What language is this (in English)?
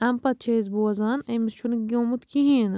Kashmiri